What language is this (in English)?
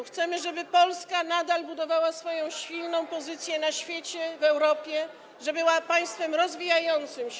Polish